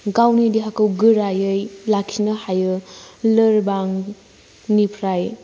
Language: Bodo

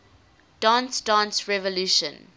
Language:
English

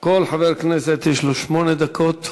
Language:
Hebrew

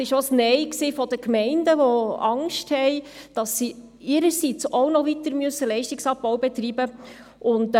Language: Swiss German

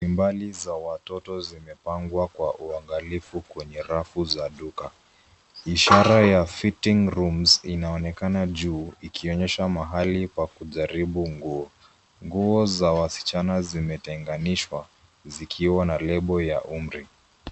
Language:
Swahili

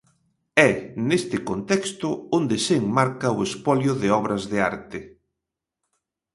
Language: Galician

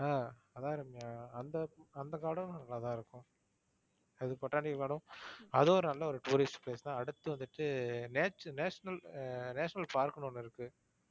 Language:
Tamil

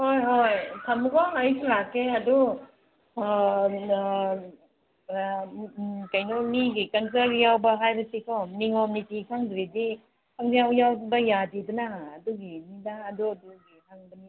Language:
Manipuri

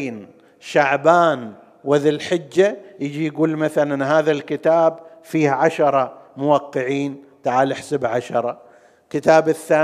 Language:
Arabic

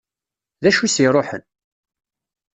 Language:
Kabyle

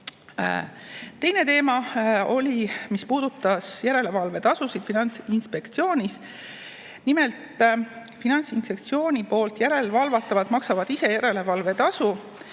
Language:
Estonian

